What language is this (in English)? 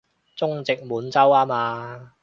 Cantonese